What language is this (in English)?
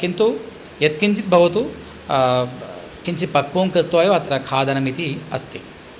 Sanskrit